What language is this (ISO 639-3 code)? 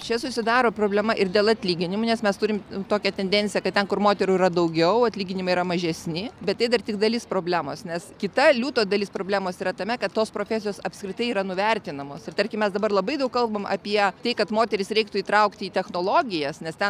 lit